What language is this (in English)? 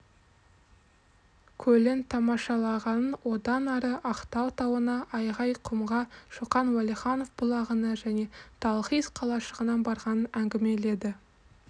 Kazakh